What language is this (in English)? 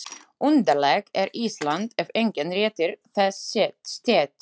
Icelandic